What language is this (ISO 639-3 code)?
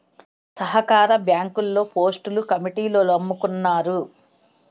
tel